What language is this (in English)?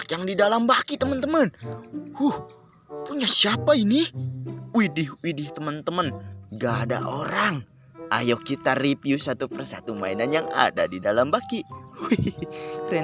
Indonesian